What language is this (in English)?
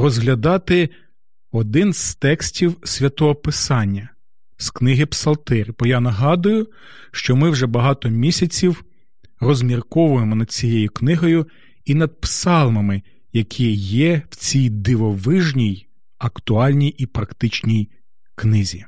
Ukrainian